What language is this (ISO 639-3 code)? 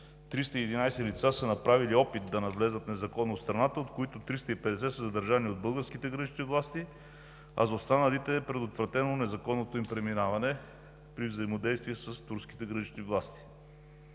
bul